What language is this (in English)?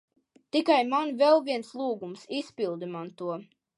Latvian